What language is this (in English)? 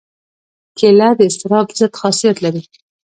Pashto